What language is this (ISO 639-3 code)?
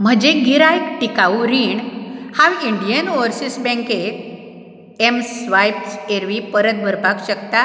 kok